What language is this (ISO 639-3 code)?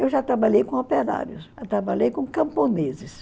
por